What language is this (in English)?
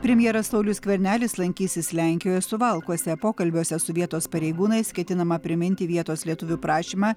Lithuanian